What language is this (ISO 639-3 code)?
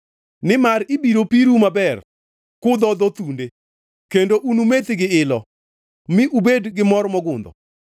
luo